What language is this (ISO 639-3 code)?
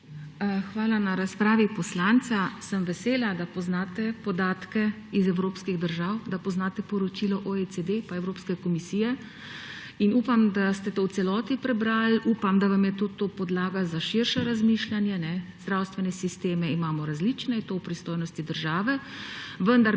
slv